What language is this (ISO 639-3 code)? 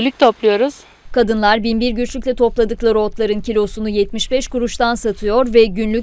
tur